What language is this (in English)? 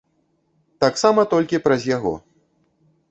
Belarusian